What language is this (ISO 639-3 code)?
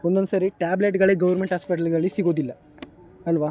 kan